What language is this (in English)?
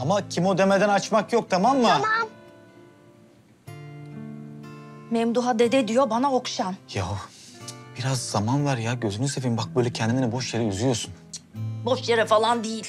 Turkish